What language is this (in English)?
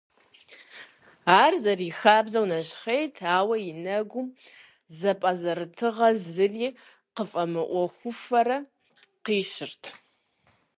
Kabardian